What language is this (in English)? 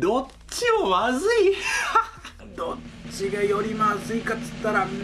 Japanese